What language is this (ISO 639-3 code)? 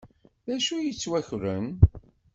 kab